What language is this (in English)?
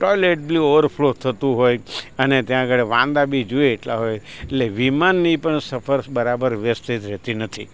Gujarati